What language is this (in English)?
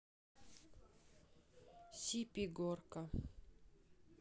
Russian